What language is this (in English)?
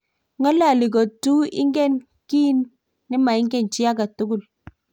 Kalenjin